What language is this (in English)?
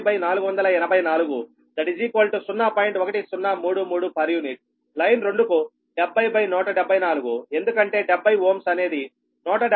Telugu